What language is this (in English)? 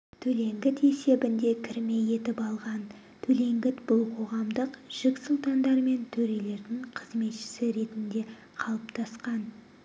Kazakh